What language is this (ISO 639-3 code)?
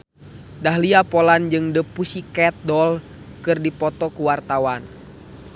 sun